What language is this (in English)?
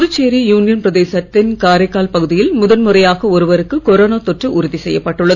Tamil